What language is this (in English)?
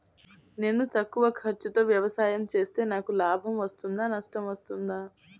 Telugu